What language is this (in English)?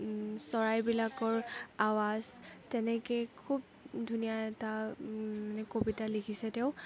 Assamese